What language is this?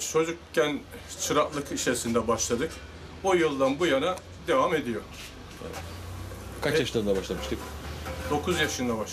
Turkish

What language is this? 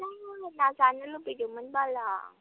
Bodo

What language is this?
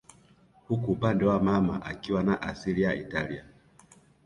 Swahili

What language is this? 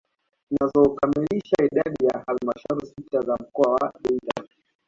Swahili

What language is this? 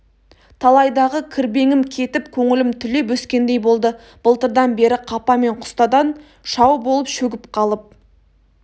Kazakh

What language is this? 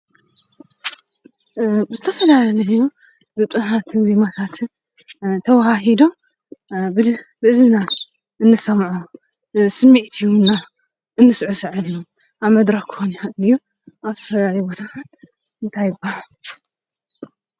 Tigrinya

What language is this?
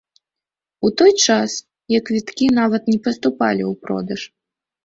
Belarusian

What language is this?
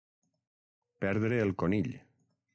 Catalan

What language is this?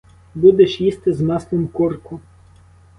Ukrainian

